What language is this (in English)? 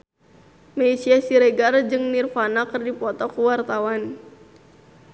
Sundanese